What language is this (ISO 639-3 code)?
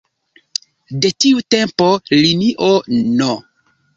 epo